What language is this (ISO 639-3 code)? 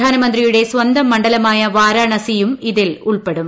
mal